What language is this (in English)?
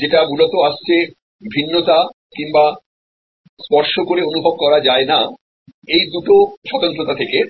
Bangla